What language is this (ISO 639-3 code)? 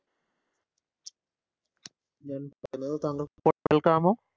mal